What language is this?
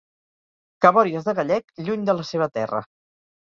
Catalan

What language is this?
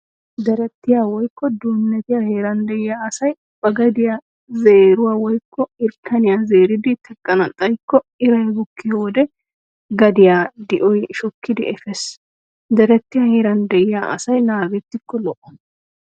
Wolaytta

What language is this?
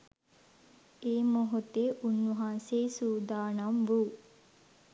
Sinhala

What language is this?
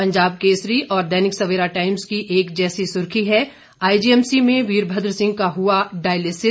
Hindi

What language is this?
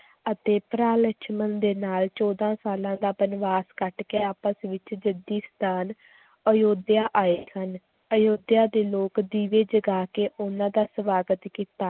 Punjabi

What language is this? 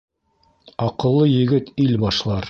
Bashkir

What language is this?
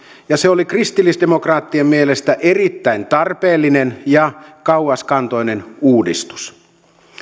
Finnish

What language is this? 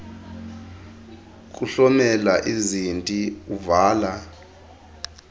Xhosa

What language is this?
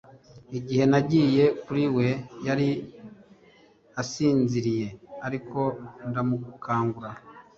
Kinyarwanda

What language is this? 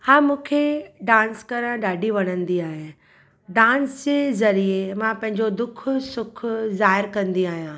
Sindhi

